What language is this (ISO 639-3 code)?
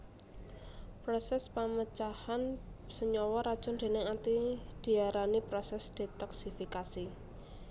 jav